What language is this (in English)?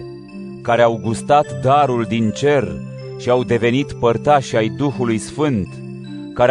Romanian